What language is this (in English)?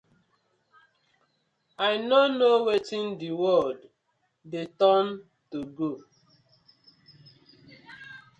Nigerian Pidgin